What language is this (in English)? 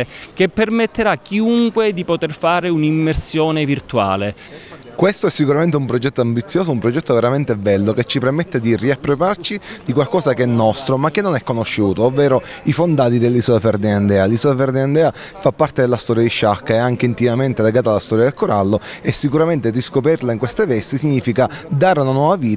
Italian